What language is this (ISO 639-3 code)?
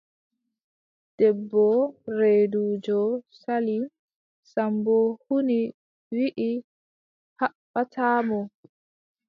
fub